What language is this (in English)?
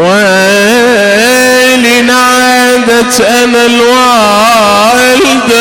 Arabic